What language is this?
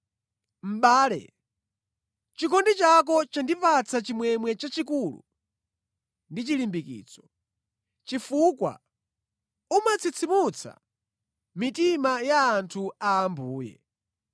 Nyanja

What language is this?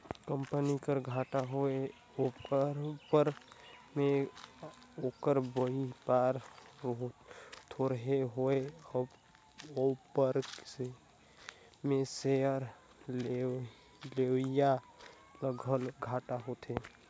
Chhattisgarhi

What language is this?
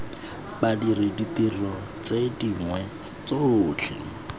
Tswana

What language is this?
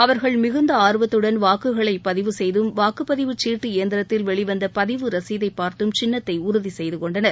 Tamil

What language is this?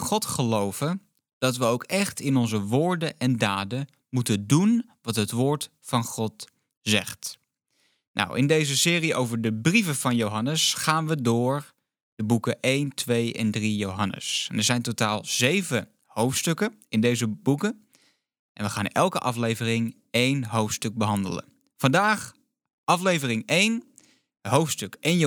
Dutch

